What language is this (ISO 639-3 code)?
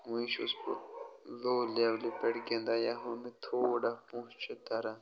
kas